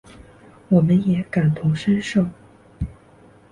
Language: Chinese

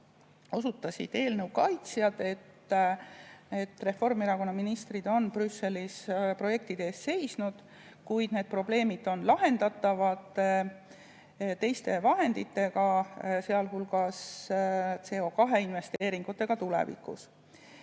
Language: Estonian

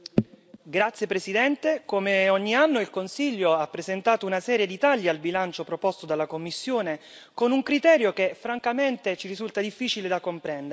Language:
Italian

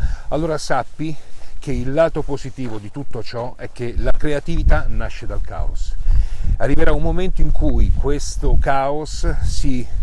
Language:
Italian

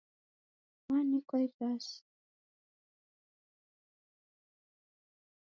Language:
Taita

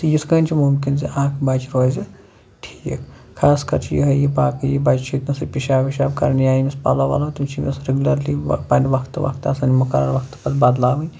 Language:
Kashmiri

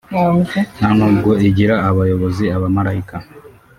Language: Kinyarwanda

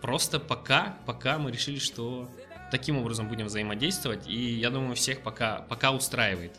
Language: Russian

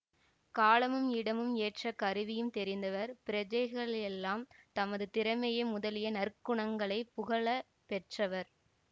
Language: Tamil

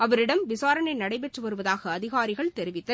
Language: Tamil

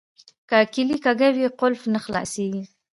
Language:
Pashto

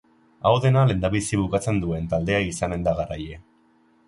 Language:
Basque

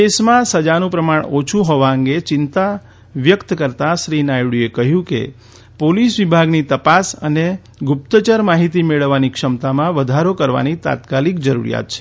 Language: Gujarati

